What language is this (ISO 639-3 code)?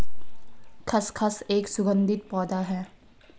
hin